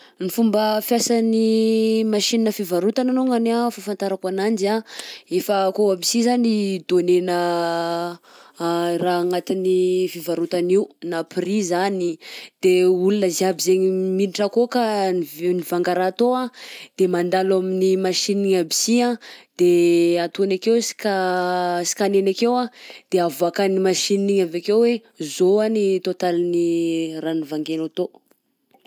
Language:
Southern Betsimisaraka Malagasy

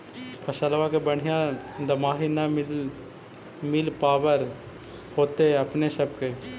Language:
Magahi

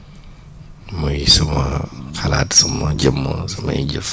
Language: Wolof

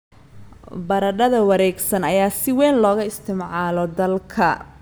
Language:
Somali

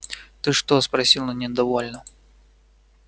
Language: Russian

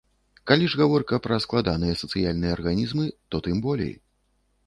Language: Belarusian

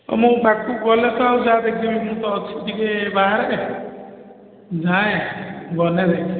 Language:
Odia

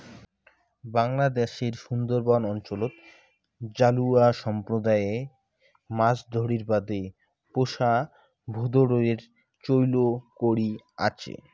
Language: Bangla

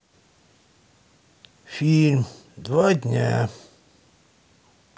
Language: Russian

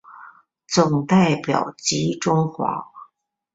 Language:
Chinese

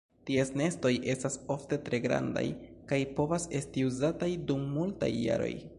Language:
Esperanto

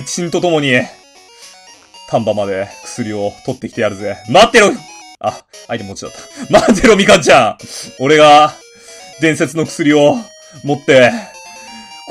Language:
Japanese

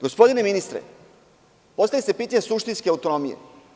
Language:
Serbian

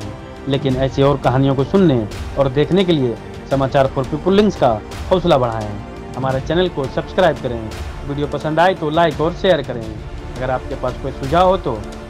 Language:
Hindi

